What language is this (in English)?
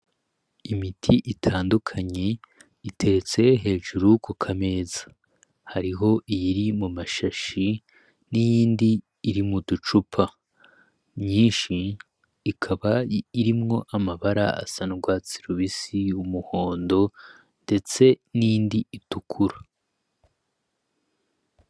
Rundi